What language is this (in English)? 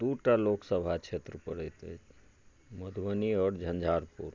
Maithili